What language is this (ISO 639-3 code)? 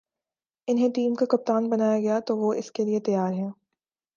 urd